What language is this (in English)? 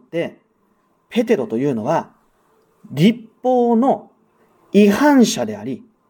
Japanese